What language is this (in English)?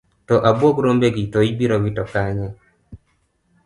Luo (Kenya and Tanzania)